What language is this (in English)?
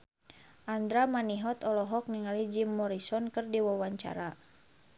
Sundanese